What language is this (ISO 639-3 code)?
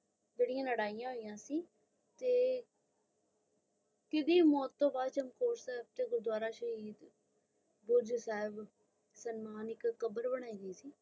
pan